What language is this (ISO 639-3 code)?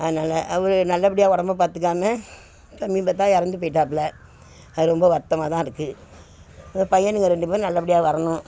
tam